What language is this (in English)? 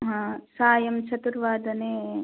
Sanskrit